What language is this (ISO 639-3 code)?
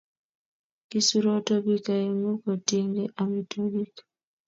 kln